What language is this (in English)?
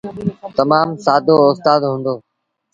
Sindhi Bhil